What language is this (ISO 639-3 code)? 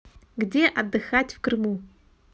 rus